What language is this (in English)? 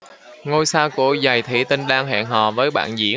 Vietnamese